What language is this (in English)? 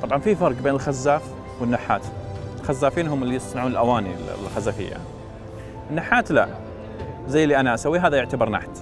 Arabic